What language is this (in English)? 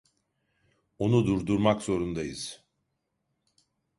Turkish